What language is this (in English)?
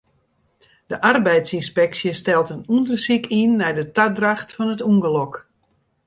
Western Frisian